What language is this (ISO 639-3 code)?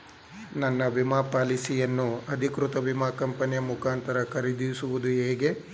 kan